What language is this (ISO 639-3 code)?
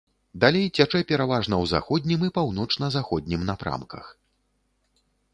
bel